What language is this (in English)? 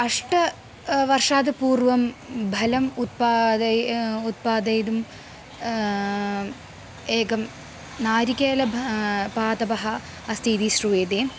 Sanskrit